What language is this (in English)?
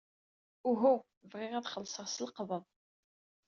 Kabyle